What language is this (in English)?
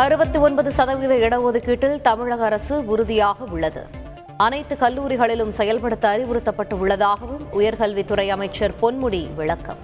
Tamil